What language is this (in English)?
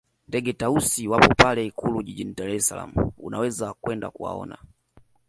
Swahili